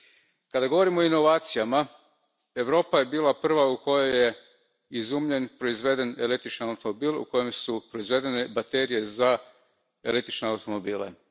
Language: Croatian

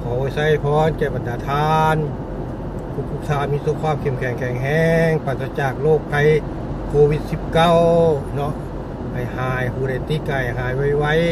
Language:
Thai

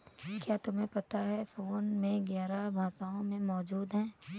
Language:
Hindi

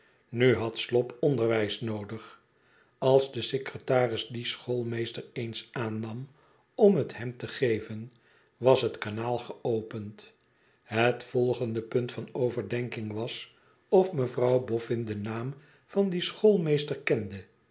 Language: Dutch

